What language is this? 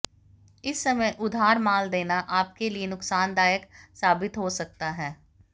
Hindi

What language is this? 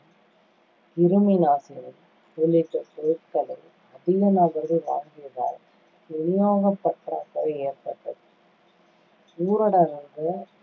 Tamil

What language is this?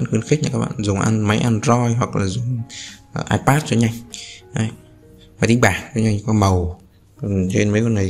Vietnamese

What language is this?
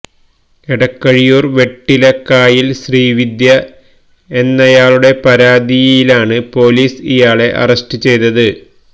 Malayalam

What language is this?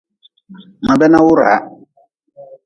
Nawdm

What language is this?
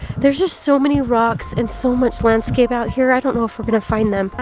English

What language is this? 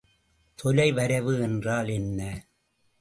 Tamil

